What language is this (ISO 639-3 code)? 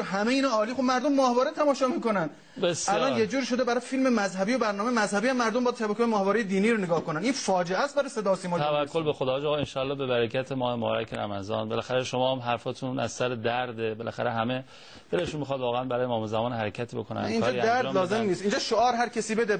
fas